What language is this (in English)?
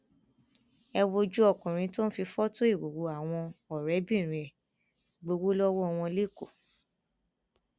Yoruba